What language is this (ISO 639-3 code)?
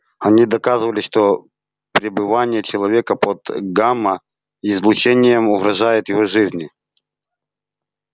rus